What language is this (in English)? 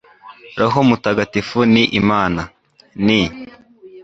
Kinyarwanda